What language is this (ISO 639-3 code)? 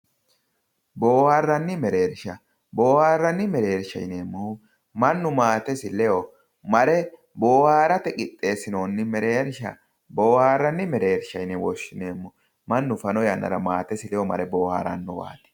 sid